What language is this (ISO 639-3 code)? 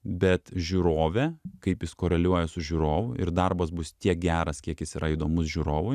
lit